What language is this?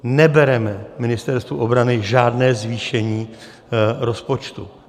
Czech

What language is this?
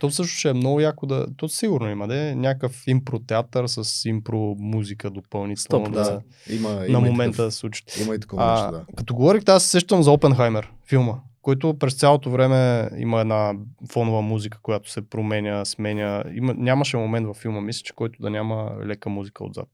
Bulgarian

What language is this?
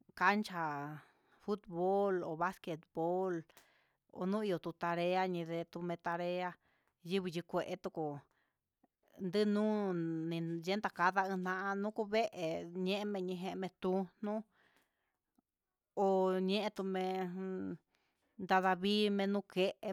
Huitepec Mixtec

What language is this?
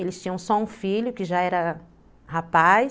Portuguese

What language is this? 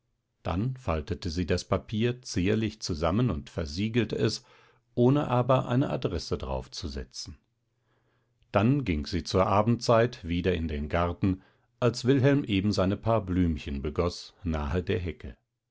German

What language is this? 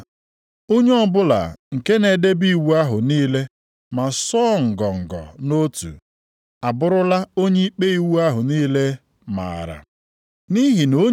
Igbo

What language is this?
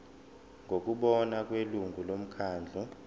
Zulu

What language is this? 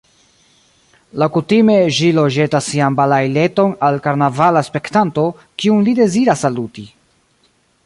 Esperanto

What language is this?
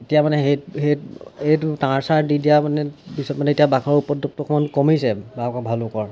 Assamese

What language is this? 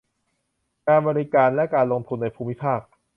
Thai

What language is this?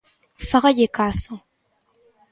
Galician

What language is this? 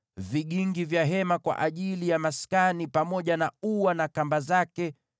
Swahili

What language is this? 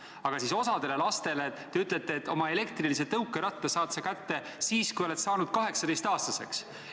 Estonian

